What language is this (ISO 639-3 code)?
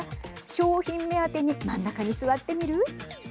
jpn